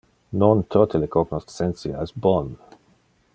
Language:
Interlingua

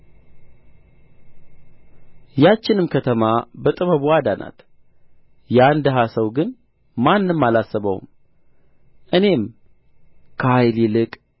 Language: Amharic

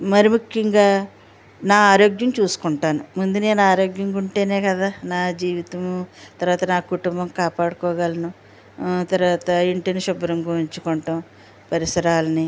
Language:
Telugu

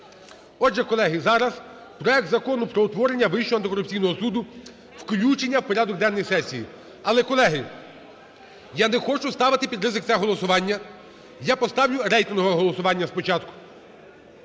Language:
Ukrainian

